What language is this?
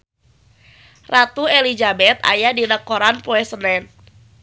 Sundanese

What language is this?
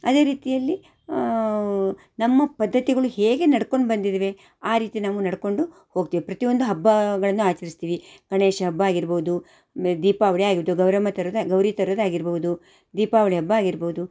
Kannada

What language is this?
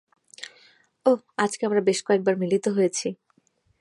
Bangla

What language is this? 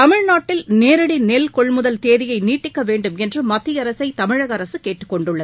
Tamil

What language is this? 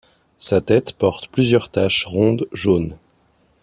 French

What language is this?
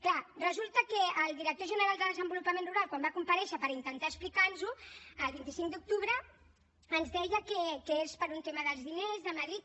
Catalan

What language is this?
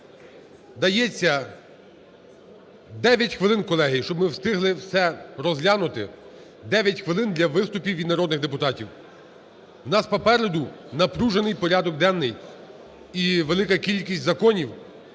Ukrainian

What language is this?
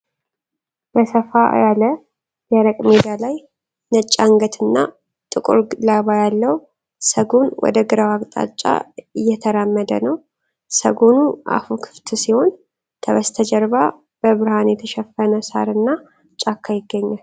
Amharic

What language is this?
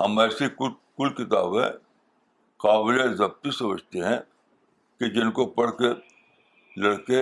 Urdu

